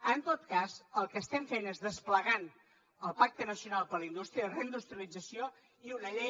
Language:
Catalan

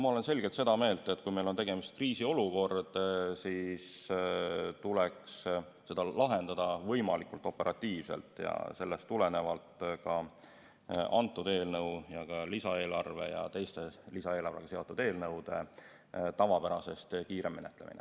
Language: Estonian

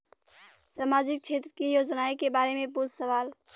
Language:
Bhojpuri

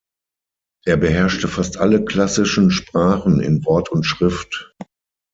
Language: German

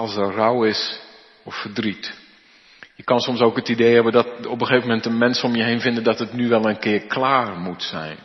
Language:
Dutch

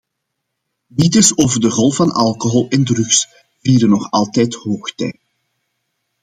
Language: Dutch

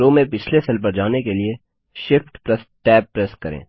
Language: Hindi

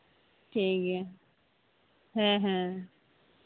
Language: Santali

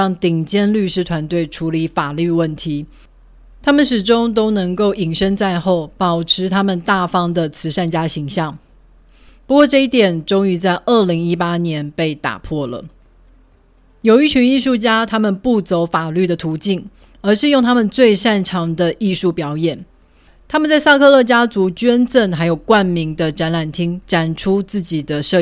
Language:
Chinese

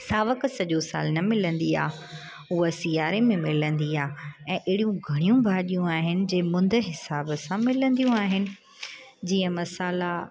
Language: Sindhi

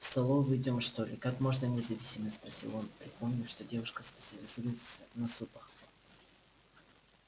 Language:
Russian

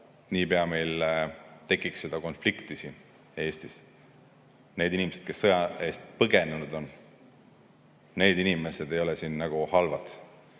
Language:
Estonian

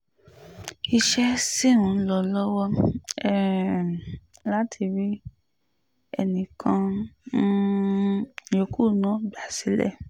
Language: Yoruba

